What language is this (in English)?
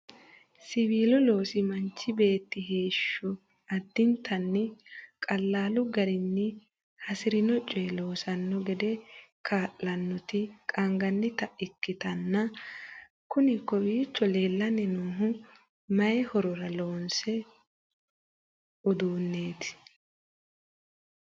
Sidamo